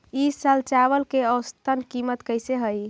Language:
Magahi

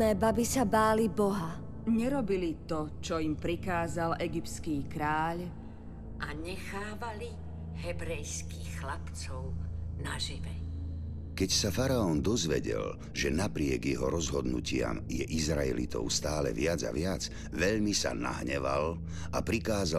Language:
Slovak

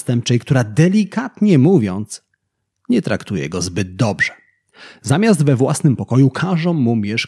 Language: Polish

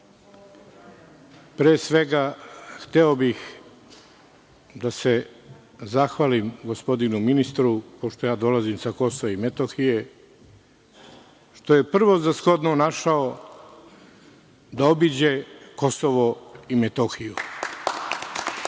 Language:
Serbian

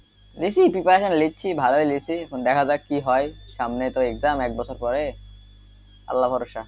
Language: Bangla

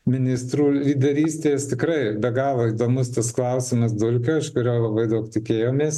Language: Lithuanian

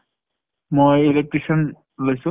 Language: Assamese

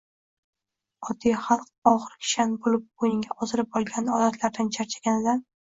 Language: Uzbek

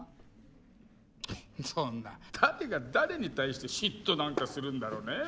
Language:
Japanese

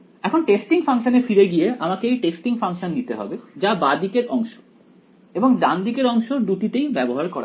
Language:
Bangla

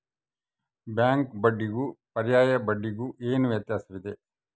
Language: Kannada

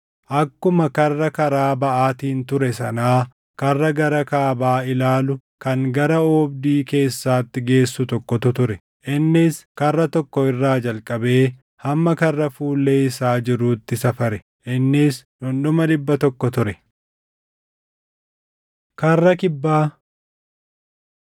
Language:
Oromo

